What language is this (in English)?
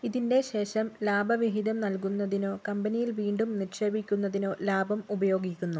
Malayalam